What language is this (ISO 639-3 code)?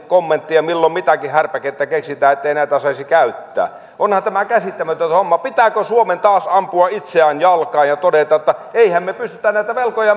fin